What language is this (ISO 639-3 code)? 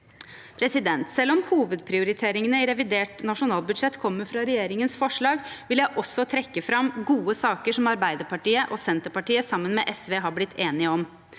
nor